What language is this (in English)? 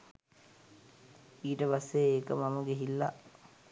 Sinhala